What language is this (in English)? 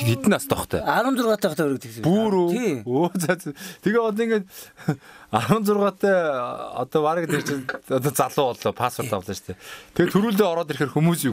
Korean